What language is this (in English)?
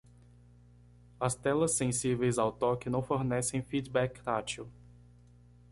Portuguese